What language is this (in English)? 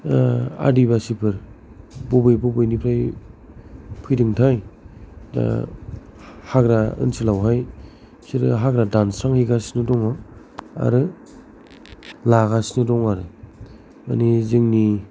Bodo